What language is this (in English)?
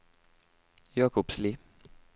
Norwegian